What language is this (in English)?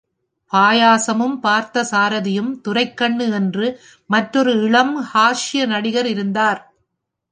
Tamil